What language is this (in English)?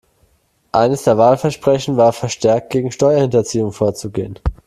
German